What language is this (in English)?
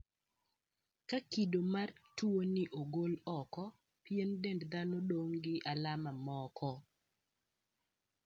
Luo (Kenya and Tanzania)